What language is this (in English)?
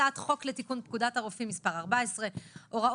Hebrew